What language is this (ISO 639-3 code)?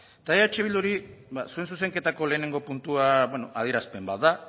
eus